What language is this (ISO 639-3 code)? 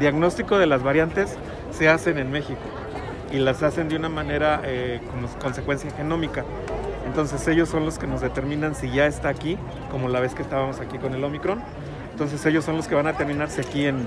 spa